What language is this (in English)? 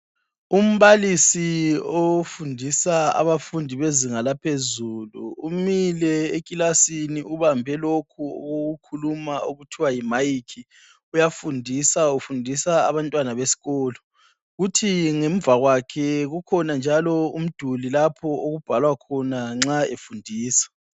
North Ndebele